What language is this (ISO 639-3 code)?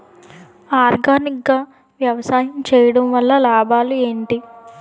tel